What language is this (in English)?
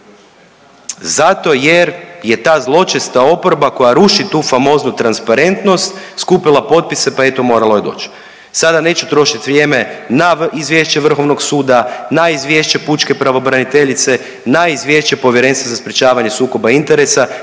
Croatian